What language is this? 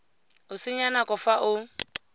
Tswana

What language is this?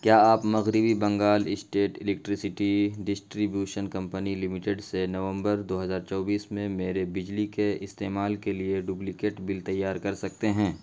Urdu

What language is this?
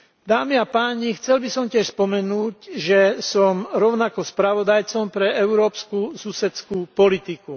Slovak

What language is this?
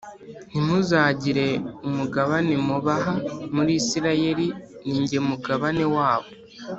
Kinyarwanda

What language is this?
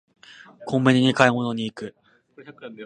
Japanese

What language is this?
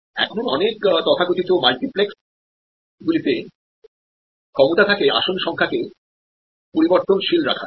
Bangla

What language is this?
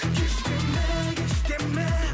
Kazakh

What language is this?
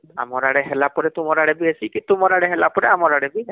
Odia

